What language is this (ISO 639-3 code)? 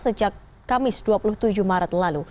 ind